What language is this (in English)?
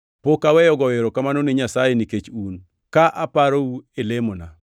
Luo (Kenya and Tanzania)